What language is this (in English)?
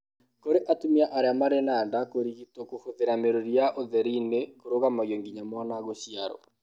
Kikuyu